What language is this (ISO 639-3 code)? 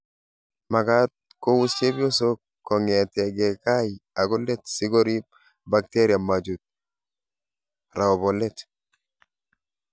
kln